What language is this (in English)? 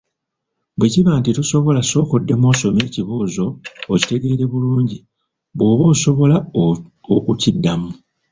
Ganda